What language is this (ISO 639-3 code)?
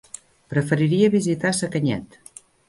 cat